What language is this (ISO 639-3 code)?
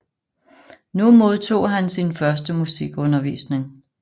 dan